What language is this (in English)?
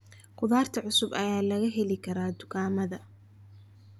Somali